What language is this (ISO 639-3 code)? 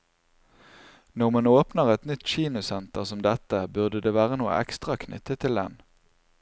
nor